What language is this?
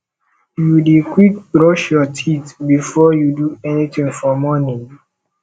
Nigerian Pidgin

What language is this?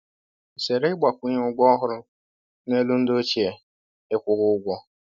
Igbo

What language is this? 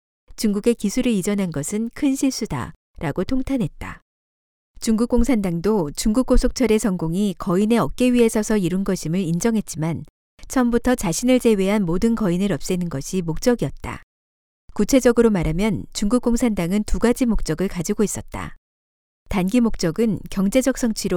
Korean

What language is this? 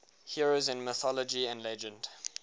English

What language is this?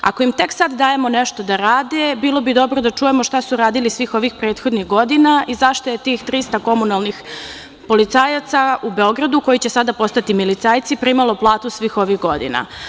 Serbian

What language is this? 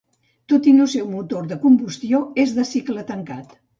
Catalan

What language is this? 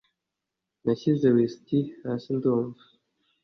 Kinyarwanda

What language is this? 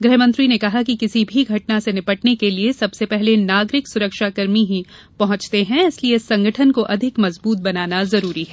Hindi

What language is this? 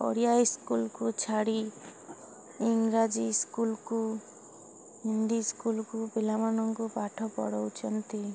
Odia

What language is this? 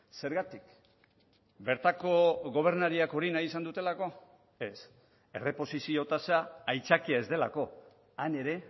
Basque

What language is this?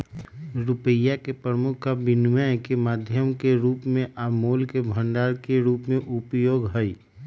Magahi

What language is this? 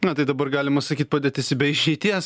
Lithuanian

